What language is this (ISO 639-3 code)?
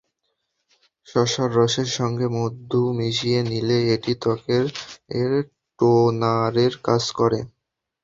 ben